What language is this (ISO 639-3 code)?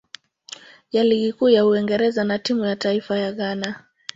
swa